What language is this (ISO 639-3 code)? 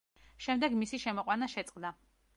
kat